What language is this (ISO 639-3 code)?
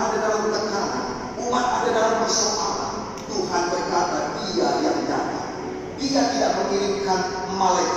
ind